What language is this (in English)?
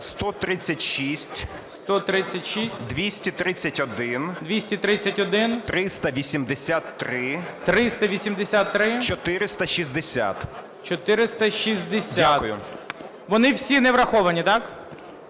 Ukrainian